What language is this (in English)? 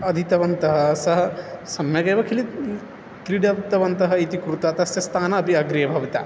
Sanskrit